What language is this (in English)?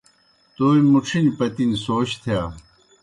Kohistani Shina